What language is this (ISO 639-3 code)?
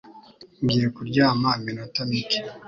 kin